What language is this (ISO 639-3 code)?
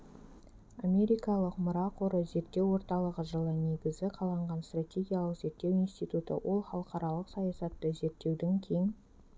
kaz